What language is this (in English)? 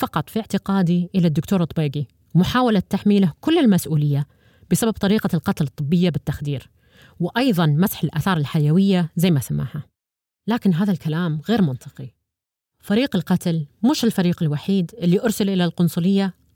Arabic